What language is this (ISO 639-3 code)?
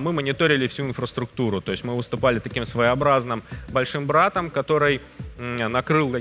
rus